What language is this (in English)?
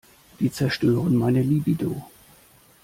German